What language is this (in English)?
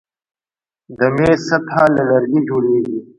Pashto